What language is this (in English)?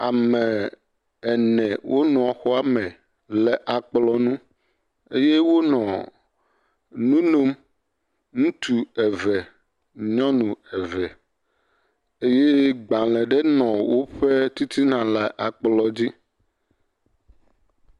Ewe